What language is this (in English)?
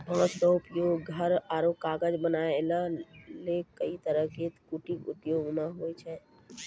Maithili